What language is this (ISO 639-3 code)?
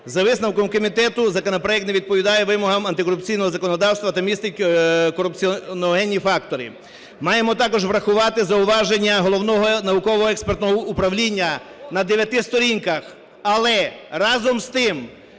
ukr